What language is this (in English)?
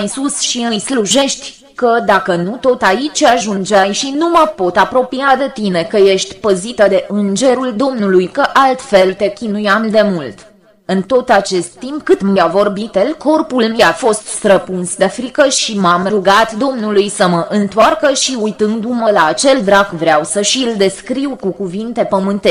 Romanian